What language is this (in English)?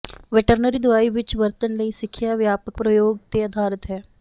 Punjabi